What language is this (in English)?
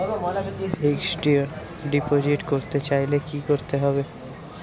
Bangla